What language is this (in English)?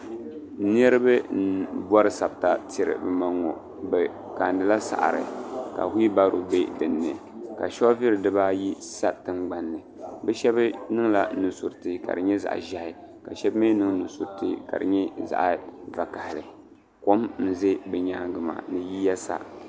Dagbani